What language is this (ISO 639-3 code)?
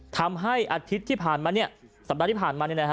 tha